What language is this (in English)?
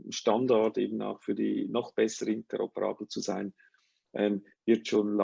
German